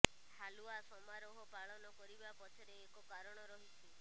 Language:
Odia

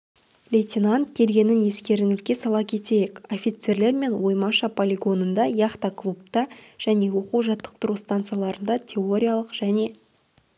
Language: Kazakh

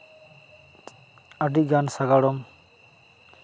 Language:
Santali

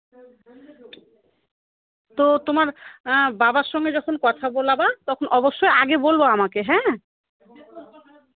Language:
Bangla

